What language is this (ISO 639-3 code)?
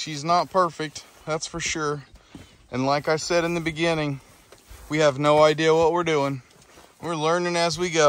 eng